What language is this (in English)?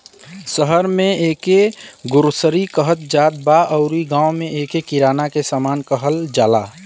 Bhojpuri